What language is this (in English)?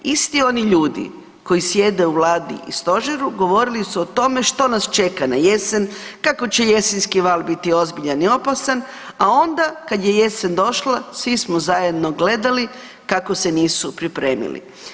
Croatian